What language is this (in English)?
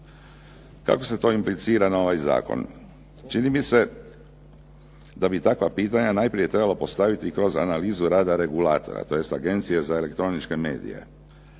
Croatian